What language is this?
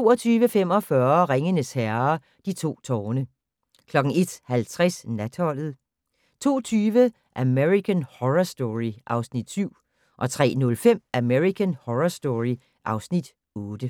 Danish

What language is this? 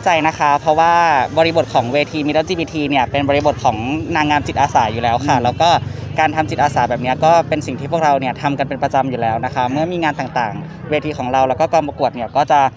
Thai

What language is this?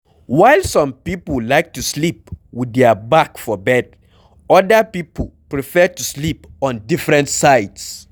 Nigerian Pidgin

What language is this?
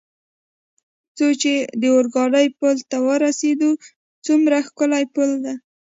Pashto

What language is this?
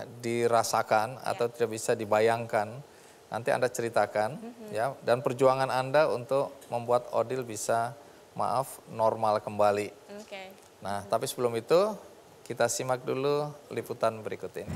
Indonesian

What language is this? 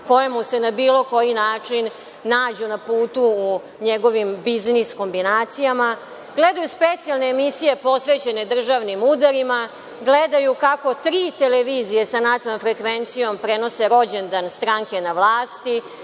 Serbian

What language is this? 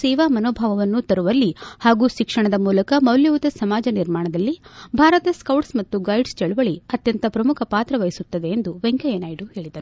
Kannada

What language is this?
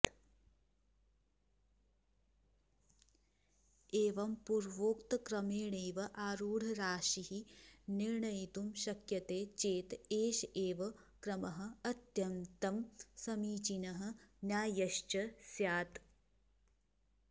Sanskrit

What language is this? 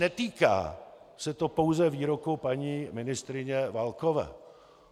Czech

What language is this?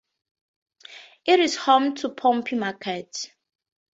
English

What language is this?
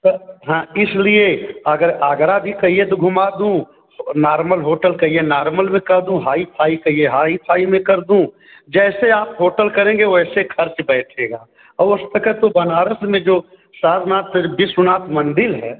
Hindi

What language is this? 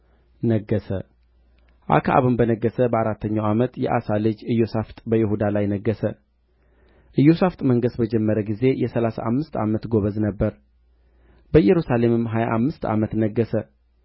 Amharic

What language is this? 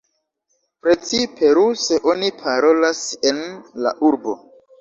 Esperanto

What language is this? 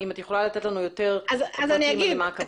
Hebrew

